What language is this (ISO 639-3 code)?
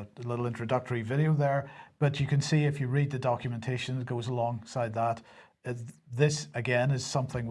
eng